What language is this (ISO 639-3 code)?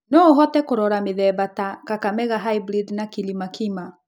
kik